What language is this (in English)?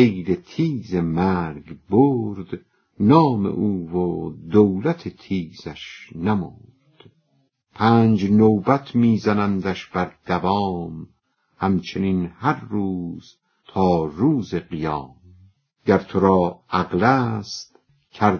Persian